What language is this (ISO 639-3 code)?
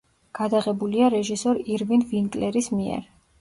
kat